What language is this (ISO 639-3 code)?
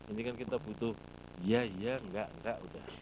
ind